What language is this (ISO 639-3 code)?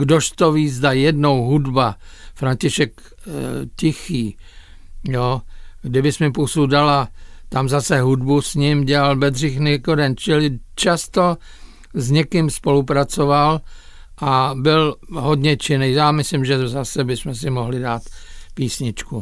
ces